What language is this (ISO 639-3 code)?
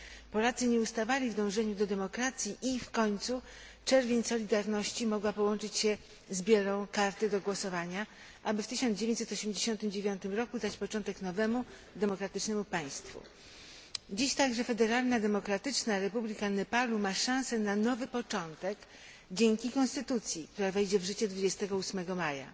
pol